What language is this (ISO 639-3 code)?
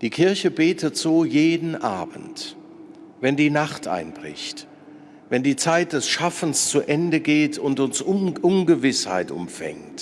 deu